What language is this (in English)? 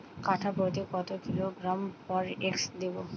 Bangla